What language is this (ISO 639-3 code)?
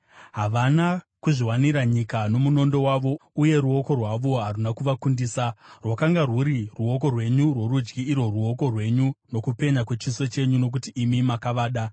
sna